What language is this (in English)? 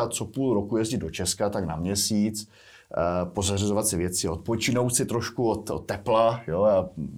Czech